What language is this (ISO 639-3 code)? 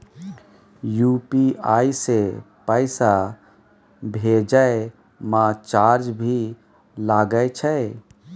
mai